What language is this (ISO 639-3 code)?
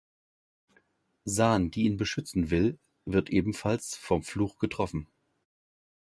deu